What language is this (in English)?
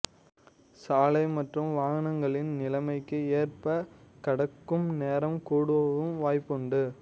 Tamil